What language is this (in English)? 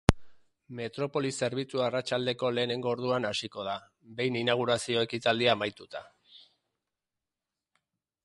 Basque